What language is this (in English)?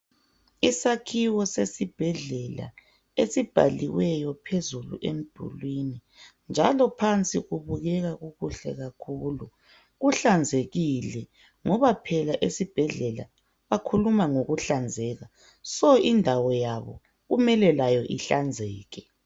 North Ndebele